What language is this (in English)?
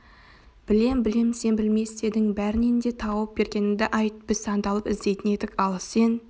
Kazakh